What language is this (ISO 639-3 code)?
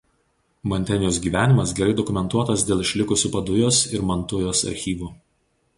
lit